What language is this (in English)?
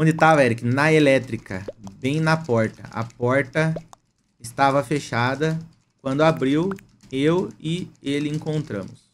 Portuguese